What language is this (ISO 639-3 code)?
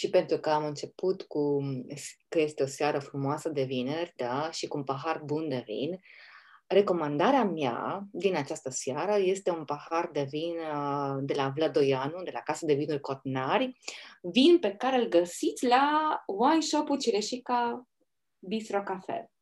ron